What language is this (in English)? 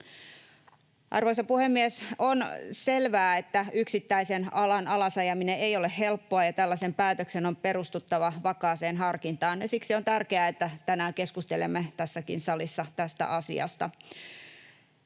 Finnish